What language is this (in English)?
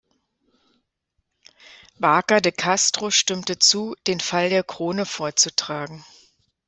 German